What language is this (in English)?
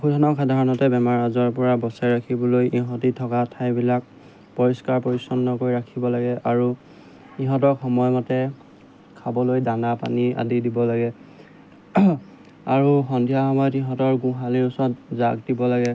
Assamese